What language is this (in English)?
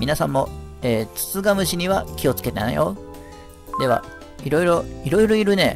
Japanese